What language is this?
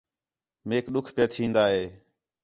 Khetrani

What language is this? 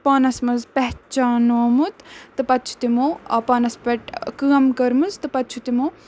Kashmiri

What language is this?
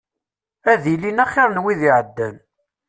Kabyle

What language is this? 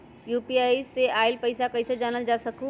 Magahi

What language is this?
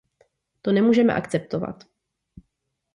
Czech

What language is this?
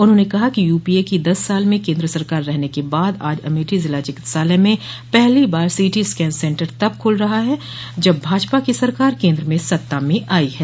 Hindi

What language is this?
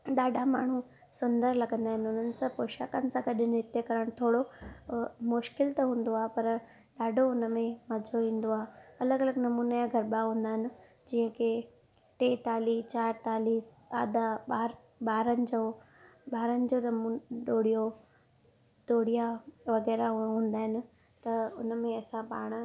Sindhi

